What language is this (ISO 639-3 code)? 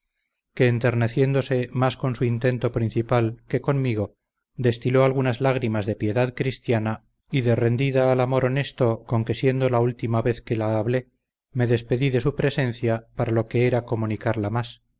spa